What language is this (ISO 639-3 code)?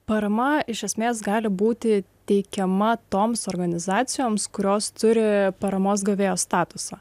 lit